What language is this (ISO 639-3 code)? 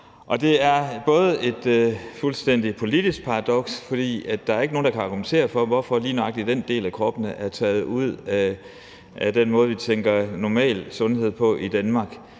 dan